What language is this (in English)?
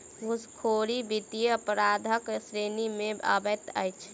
Maithili